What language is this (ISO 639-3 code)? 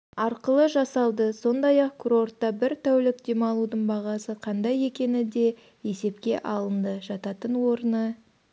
kaz